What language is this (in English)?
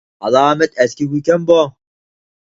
Uyghur